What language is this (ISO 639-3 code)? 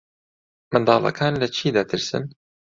ckb